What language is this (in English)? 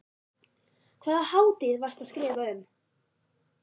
Icelandic